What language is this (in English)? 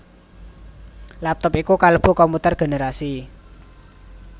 Javanese